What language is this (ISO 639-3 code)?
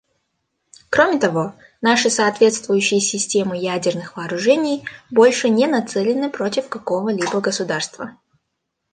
rus